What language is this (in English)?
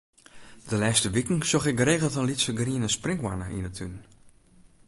Western Frisian